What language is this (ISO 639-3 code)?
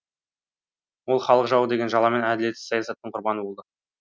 kaz